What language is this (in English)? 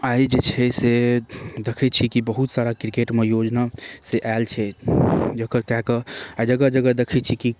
Maithili